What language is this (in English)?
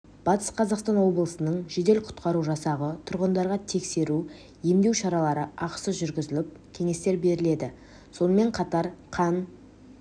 Kazakh